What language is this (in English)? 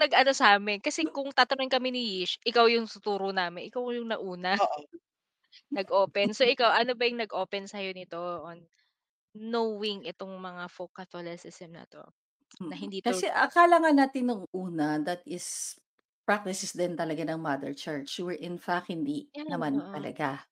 Filipino